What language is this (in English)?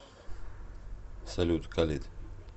Russian